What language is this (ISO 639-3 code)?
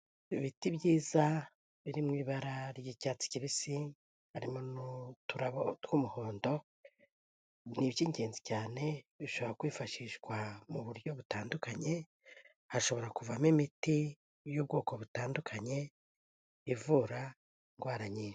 kin